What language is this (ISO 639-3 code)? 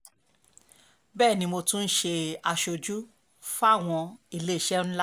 yor